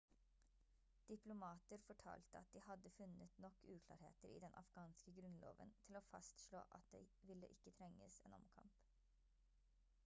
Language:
Norwegian Bokmål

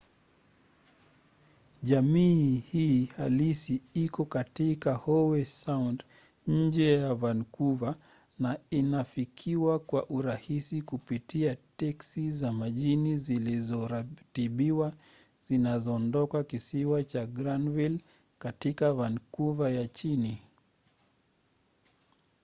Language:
Swahili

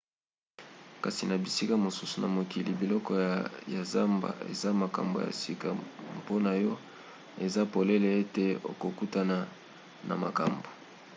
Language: Lingala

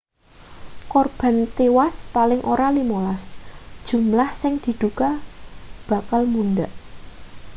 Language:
Javanese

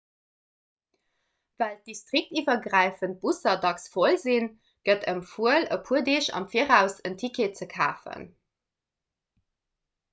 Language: Luxembourgish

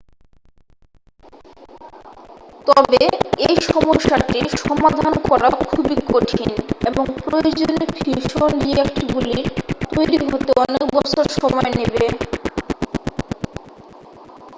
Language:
Bangla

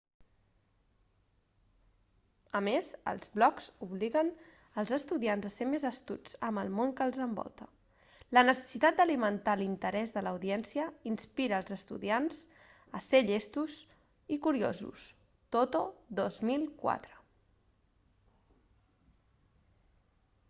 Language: Catalan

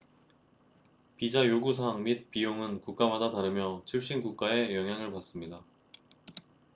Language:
Korean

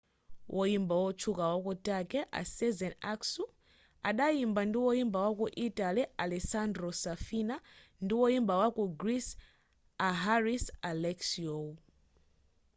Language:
Nyanja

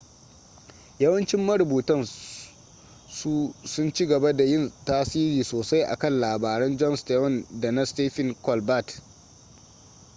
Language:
Hausa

